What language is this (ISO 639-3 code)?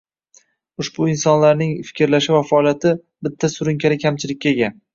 uzb